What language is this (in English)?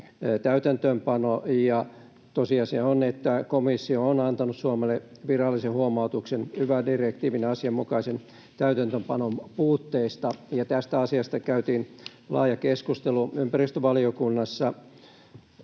Finnish